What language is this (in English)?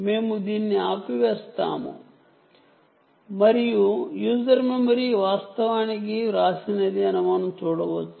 Telugu